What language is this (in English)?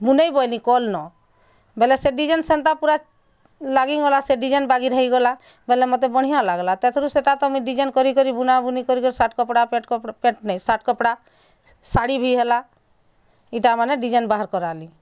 Odia